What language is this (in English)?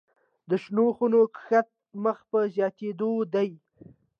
Pashto